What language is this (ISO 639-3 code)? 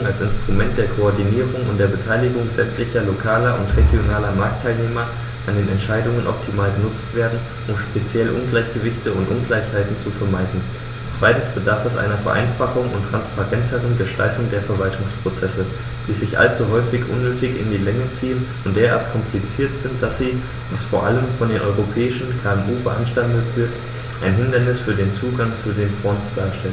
deu